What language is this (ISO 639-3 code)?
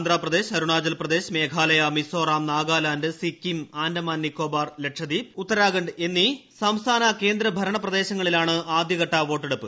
mal